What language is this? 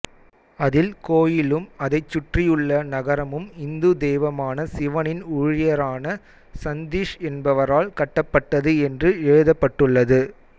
Tamil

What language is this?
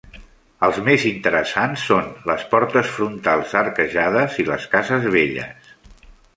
Catalan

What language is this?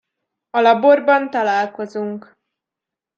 Hungarian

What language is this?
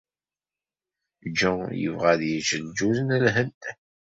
Kabyle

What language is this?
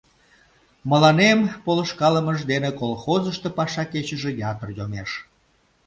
Mari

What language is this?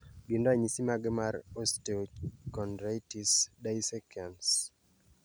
Luo (Kenya and Tanzania)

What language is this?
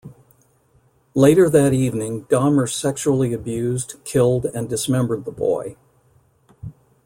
English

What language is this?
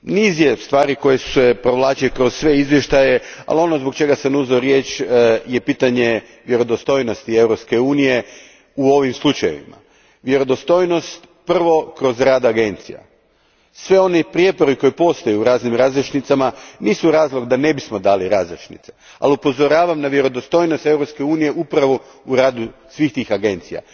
Croatian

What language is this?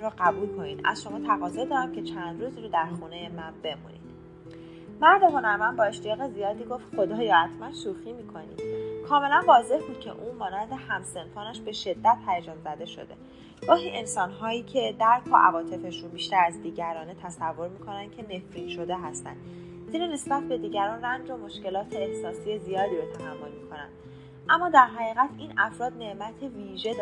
Persian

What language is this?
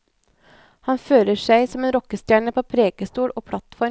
Norwegian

